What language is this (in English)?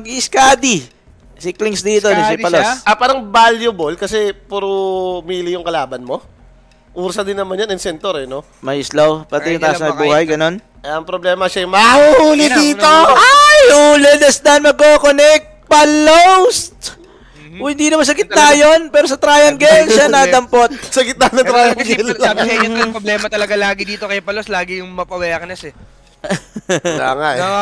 Filipino